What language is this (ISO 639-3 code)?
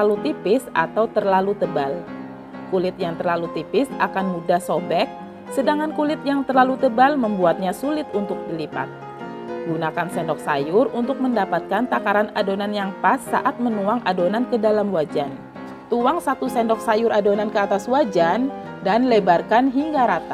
ind